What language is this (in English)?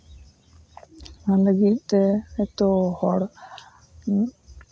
Santali